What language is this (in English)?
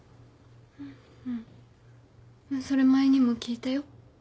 Japanese